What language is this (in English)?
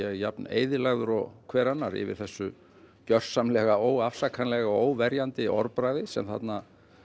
Icelandic